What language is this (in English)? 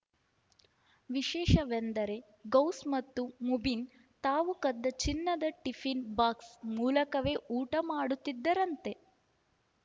Kannada